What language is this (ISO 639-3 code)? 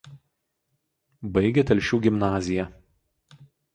lit